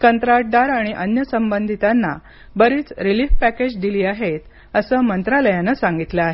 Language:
Marathi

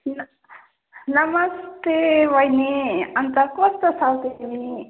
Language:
Nepali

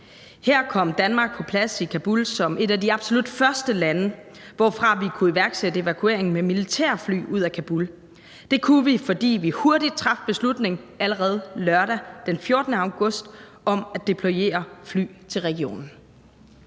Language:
Danish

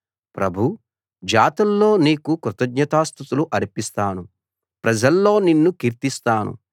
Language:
Telugu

